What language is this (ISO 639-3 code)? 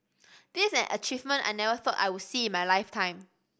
eng